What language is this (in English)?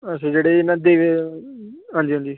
Dogri